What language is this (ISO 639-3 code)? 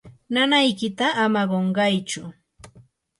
qur